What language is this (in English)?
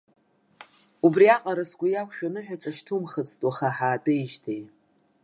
Abkhazian